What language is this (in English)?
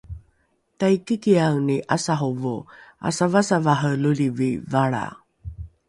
Rukai